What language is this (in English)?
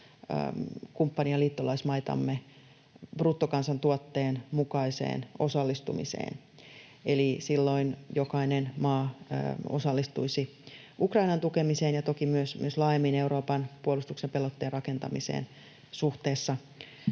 Finnish